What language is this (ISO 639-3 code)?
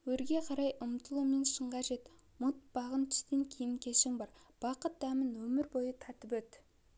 kaz